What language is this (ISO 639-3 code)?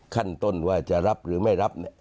tha